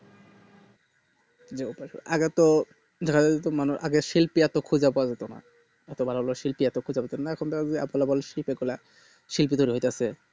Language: Bangla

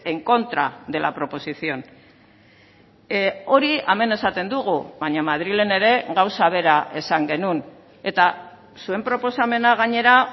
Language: Basque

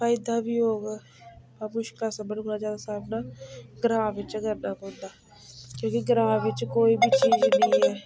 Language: Dogri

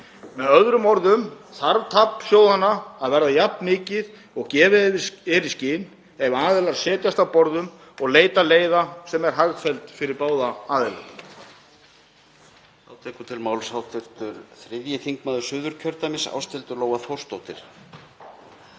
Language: Icelandic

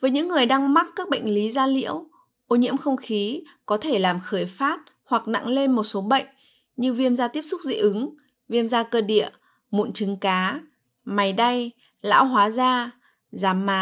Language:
Vietnamese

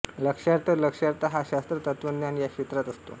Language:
Marathi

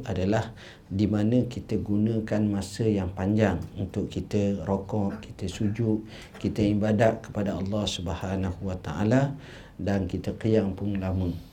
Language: Malay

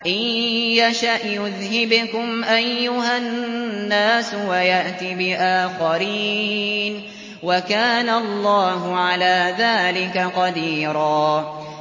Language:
Arabic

